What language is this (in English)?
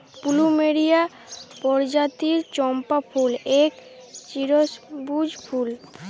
Bangla